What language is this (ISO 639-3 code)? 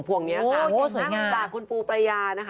tha